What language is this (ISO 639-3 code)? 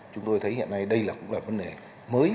vie